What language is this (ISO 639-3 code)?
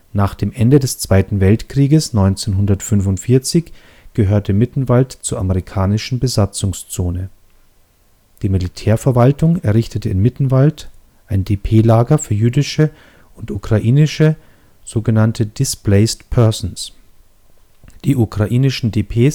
deu